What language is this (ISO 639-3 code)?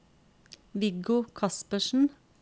nor